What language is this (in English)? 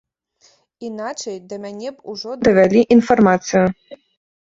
Belarusian